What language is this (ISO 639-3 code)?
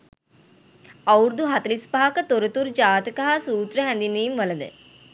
sin